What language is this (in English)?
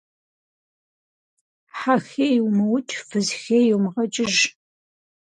Kabardian